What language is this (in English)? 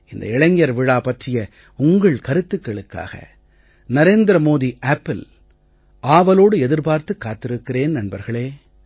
Tamil